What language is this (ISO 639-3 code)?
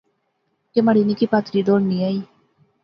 phr